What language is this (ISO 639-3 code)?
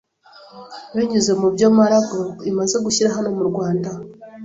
kin